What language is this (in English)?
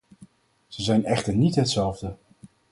Dutch